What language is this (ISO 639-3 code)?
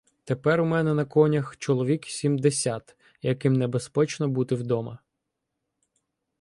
ukr